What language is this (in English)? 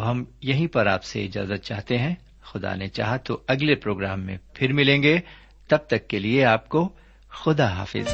Urdu